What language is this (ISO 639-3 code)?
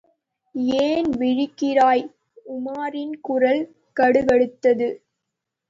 tam